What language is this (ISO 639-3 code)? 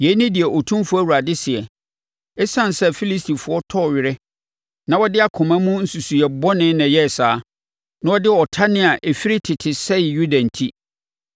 aka